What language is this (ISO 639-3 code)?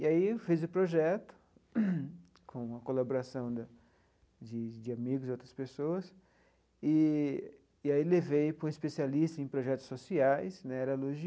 por